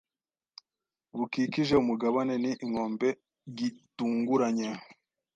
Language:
Kinyarwanda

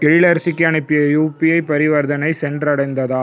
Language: Tamil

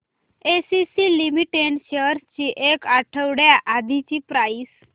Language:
Marathi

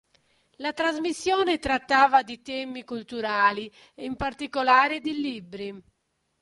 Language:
Italian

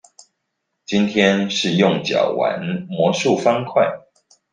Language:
Chinese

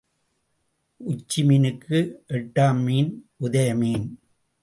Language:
Tamil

